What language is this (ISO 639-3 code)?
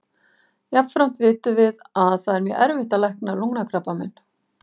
isl